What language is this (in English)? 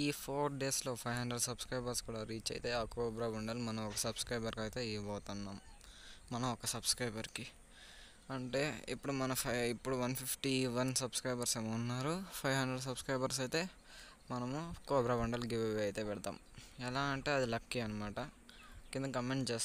Indonesian